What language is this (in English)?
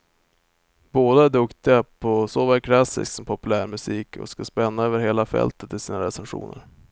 Swedish